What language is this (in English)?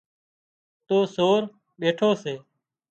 Wadiyara Koli